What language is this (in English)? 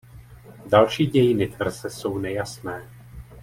Czech